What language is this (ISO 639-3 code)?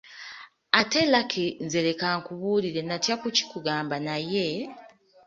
lug